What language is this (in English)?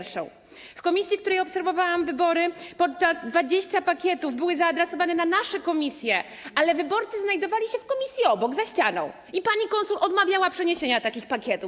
Polish